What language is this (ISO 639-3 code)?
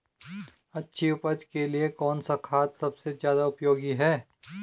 hin